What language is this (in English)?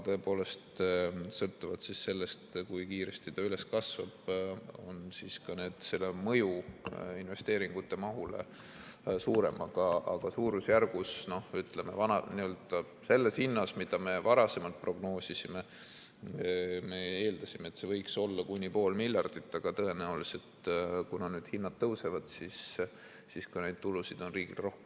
Estonian